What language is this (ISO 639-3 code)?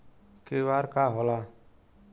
bho